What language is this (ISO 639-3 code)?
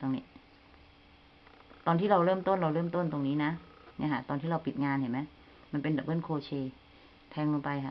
tha